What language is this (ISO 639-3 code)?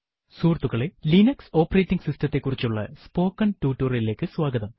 mal